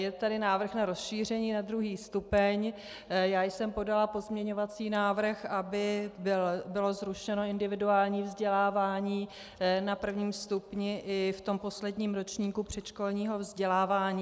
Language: Czech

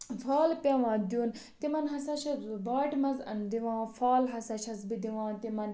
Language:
Kashmiri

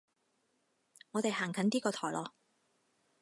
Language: Cantonese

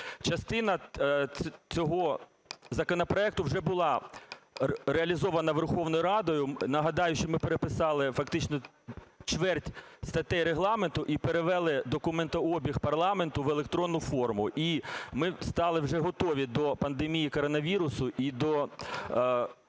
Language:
Ukrainian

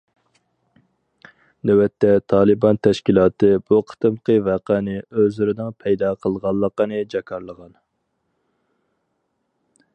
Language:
Uyghur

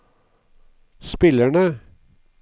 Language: Norwegian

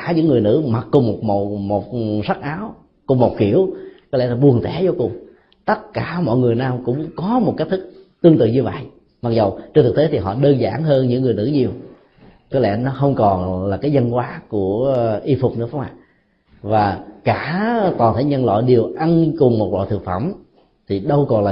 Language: Vietnamese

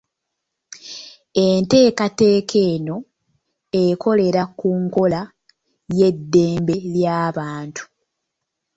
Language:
Ganda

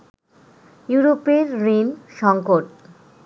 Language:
Bangla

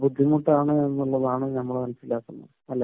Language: Malayalam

